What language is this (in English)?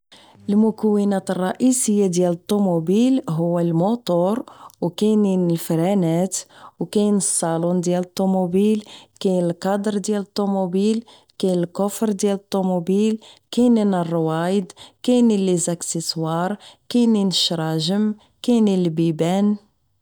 Moroccan Arabic